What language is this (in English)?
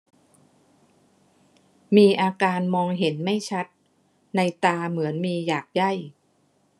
Thai